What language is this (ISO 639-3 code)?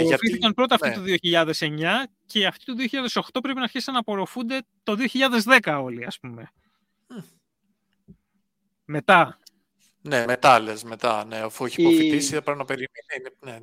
ell